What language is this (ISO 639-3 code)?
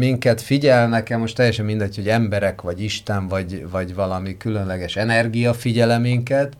hun